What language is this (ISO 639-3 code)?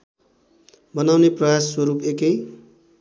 nep